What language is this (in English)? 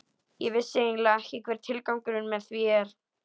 Icelandic